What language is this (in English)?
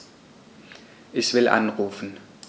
German